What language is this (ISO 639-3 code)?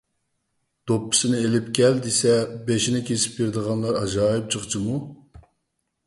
uig